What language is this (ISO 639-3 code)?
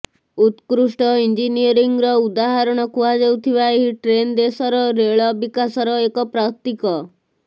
ori